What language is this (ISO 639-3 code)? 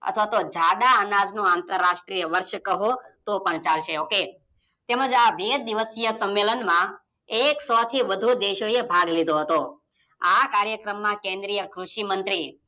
guj